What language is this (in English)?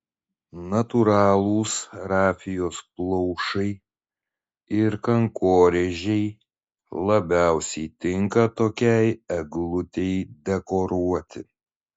Lithuanian